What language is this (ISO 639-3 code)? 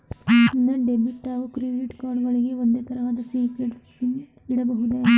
kan